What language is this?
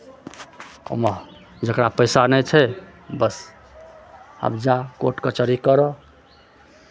Maithili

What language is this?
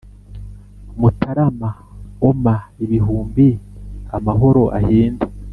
Kinyarwanda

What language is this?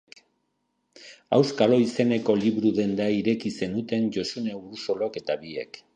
Basque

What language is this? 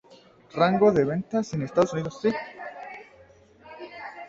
Spanish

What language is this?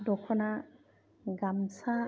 Bodo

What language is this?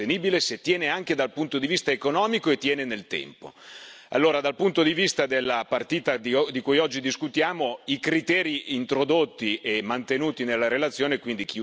Italian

